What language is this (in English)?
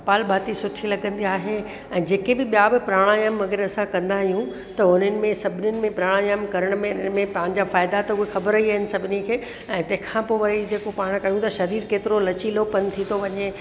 Sindhi